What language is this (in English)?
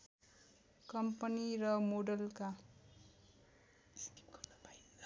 Nepali